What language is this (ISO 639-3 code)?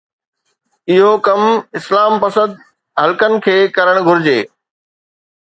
snd